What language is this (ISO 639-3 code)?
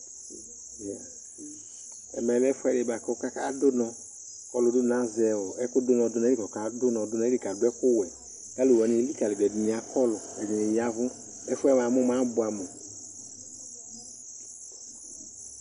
kpo